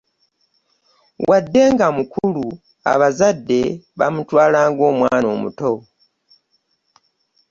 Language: Ganda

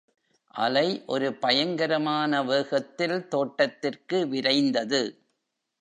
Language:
Tamil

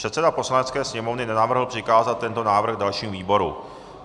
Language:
Czech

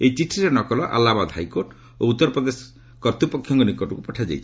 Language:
Odia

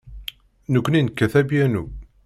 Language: Kabyle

